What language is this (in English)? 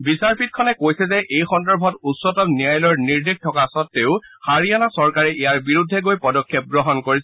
Assamese